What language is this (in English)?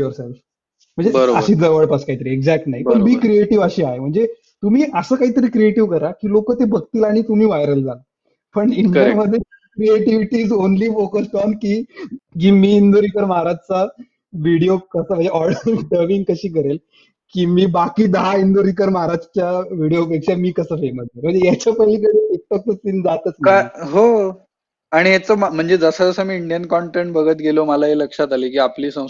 Marathi